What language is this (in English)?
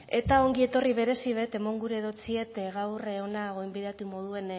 Basque